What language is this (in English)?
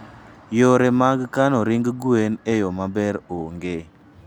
Luo (Kenya and Tanzania)